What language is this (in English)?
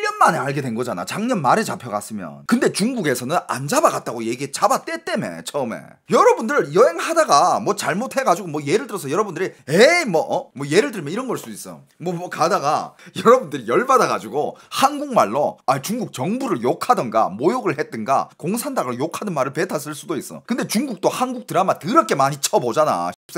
Korean